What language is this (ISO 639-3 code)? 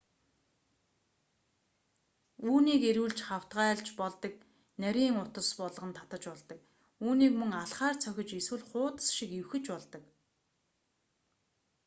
mon